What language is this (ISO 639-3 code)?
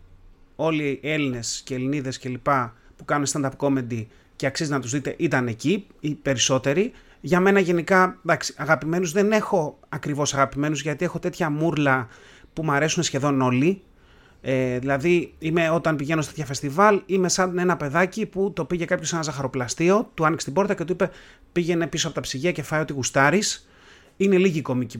ell